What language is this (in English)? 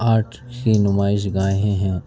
Urdu